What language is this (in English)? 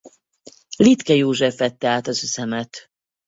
Hungarian